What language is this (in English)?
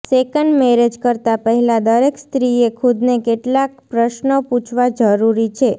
Gujarati